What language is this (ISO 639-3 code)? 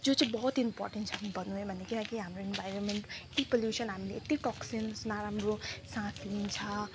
nep